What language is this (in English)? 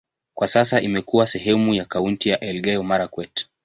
Swahili